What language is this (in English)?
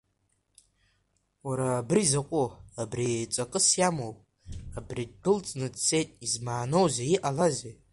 Abkhazian